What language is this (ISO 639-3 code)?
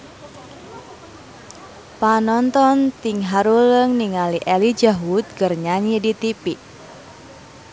sun